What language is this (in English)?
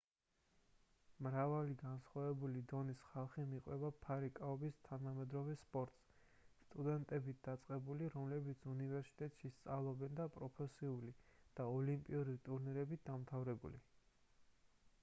Georgian